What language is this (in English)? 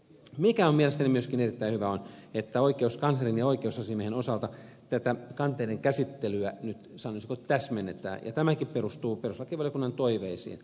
Finnish